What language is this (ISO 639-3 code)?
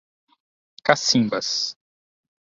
por